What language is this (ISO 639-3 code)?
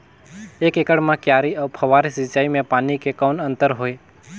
hne